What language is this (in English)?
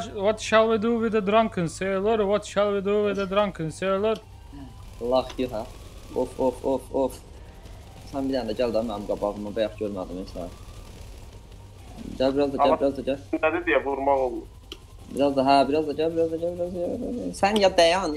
Turkish